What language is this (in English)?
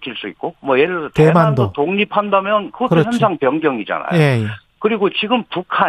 Korean